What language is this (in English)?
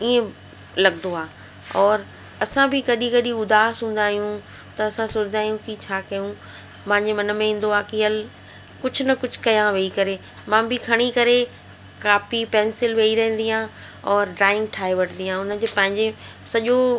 Sindhi